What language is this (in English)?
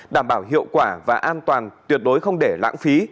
Vietnamese